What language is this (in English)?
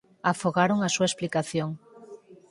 Galician